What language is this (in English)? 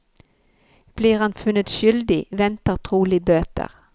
Norwegian